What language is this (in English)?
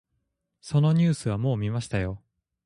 Japanese